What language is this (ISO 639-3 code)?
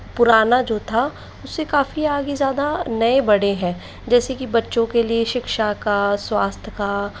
hin